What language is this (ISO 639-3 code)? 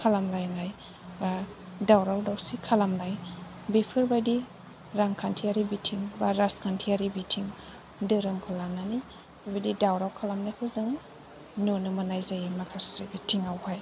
brx